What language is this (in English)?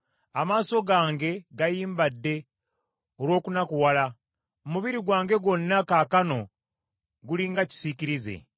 Ganda